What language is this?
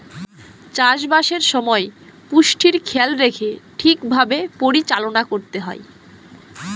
Bangla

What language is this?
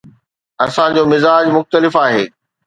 Sindhi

